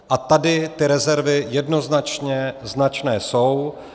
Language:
Czech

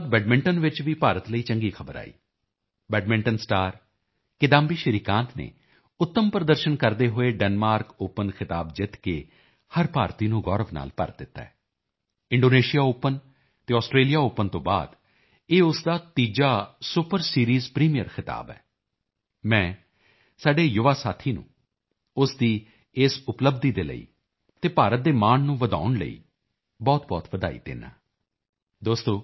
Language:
Punjabi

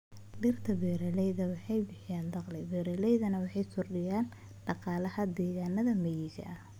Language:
Somali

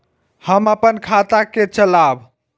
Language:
Maithili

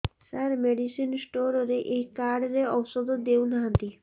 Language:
Odia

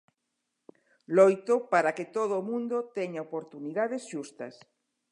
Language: Galician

